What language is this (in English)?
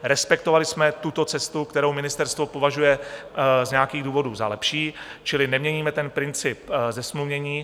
Czech